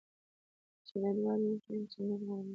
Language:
Pashto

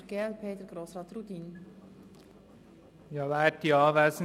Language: Swiss German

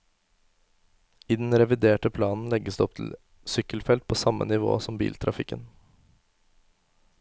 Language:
Norwegian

